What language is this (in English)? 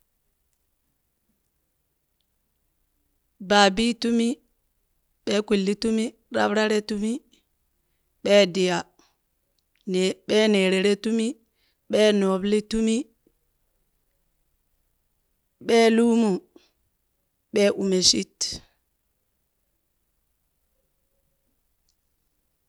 Burak